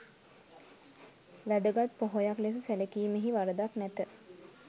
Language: Sinhala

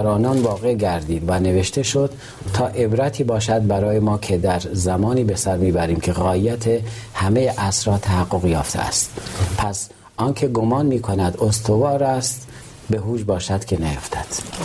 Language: Persian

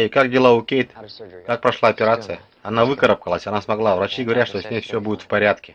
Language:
Russian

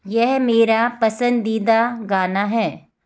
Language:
Hindi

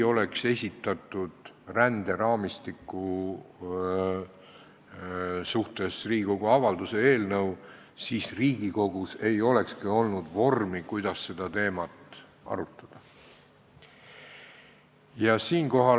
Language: Estonian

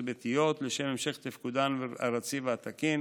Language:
Hebrew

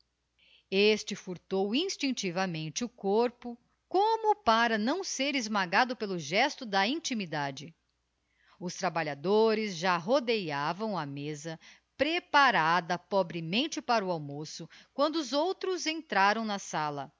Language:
Portuguese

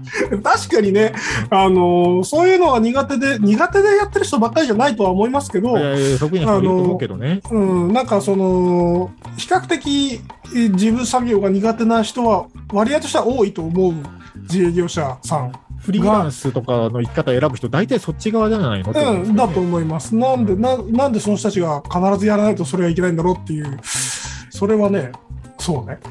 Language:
Japanese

